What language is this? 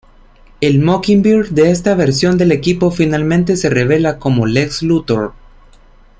Spanish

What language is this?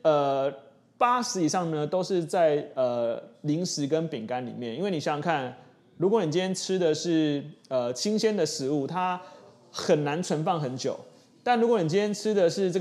Chinese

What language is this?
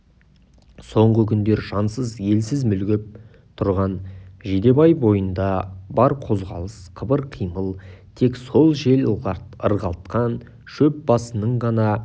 Kazakh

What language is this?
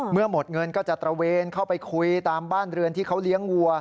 Thai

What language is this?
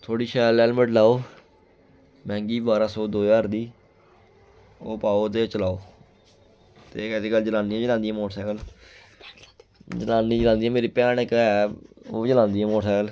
Dogri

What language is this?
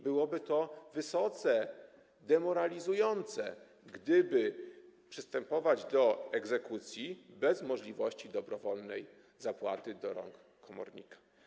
Polish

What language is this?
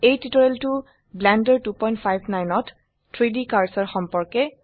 Assamese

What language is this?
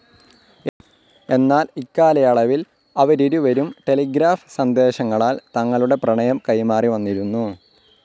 Malayalam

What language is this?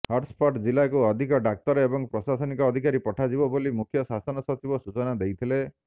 Odia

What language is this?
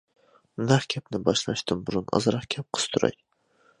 Uyghur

